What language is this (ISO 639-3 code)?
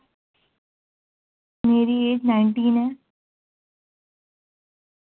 urd